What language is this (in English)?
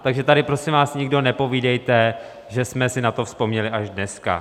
Czech